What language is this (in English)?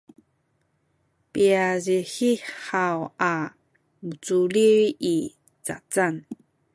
Sakizaya